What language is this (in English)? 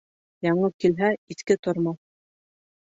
Bashkir